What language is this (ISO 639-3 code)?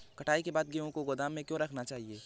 hin